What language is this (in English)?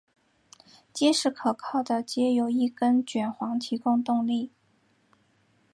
Chinese